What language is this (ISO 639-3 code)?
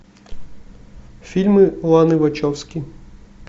rus